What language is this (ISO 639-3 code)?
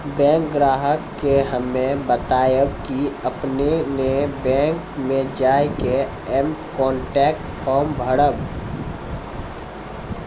mai